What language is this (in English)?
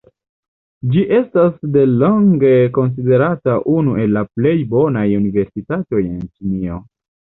Esperanto